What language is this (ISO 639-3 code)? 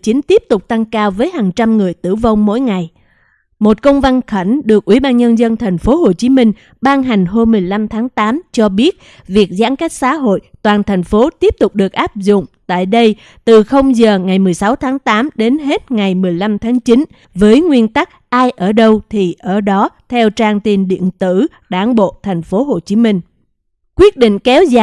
vie